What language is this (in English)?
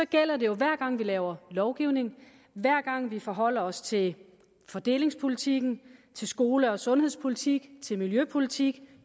Danish